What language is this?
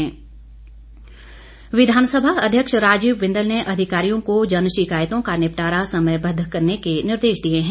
Hindi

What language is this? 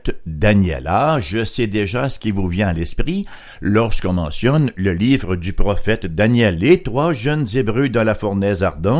French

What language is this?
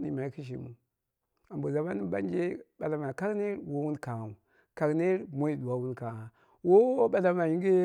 Dera (Nigeria)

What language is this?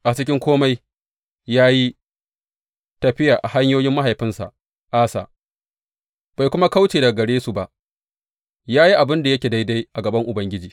Hausa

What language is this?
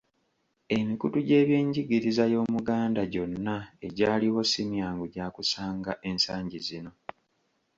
Ganda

